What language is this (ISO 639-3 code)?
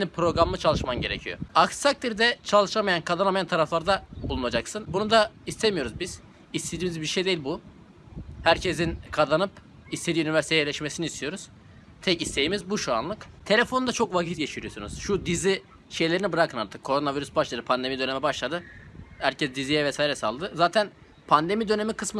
tur